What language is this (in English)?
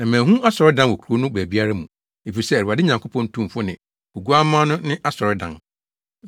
Akan